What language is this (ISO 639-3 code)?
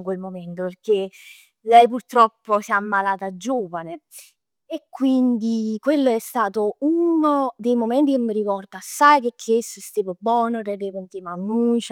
nap